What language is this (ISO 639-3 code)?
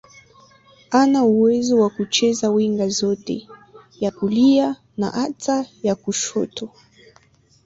swa